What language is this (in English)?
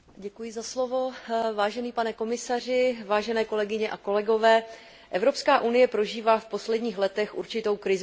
Czech